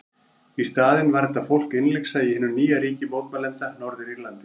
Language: Icelandic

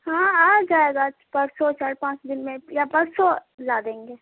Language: Urdu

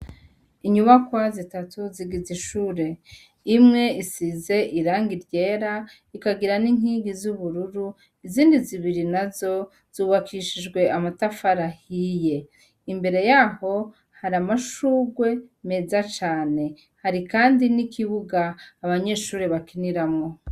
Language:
Rundi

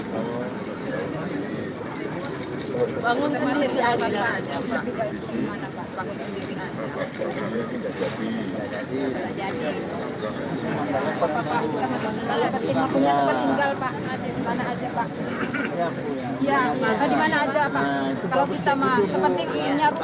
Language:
Indonesian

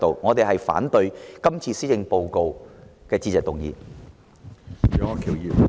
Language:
Cantonese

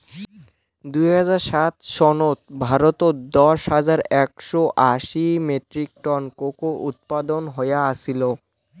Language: Bangla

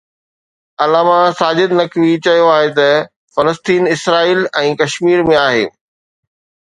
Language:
Sindhi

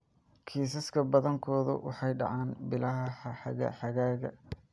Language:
Somali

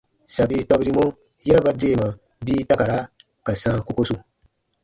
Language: Baatonum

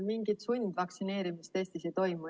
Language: Estonian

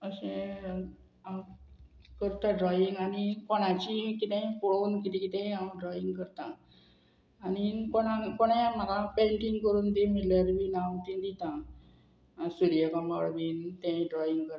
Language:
Konkani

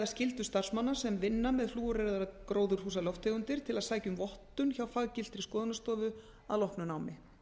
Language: Icelandic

